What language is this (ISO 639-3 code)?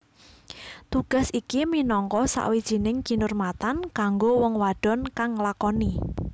jav